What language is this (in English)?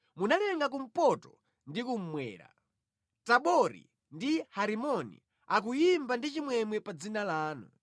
Nyanja